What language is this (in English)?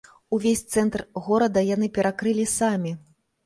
Belarusian